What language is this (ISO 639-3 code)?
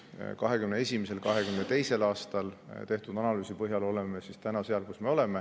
est